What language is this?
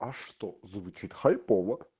Russian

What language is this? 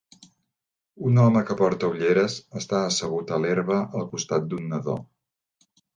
Catalan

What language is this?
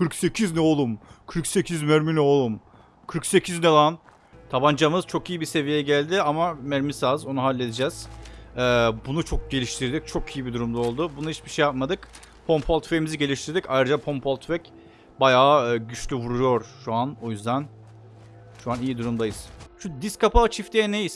Turkish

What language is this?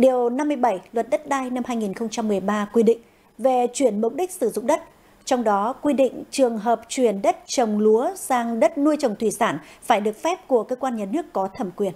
Vietnamese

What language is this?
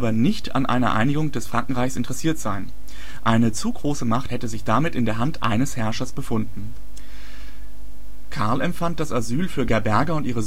German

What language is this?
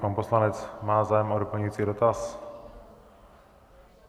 Czech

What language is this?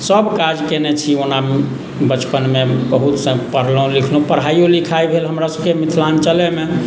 Maithili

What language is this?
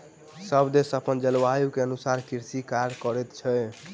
Maithili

